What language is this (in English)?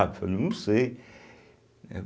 Portuguese